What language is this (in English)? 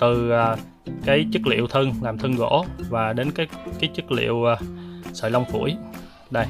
Vietnamese